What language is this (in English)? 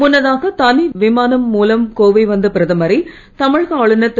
Tamil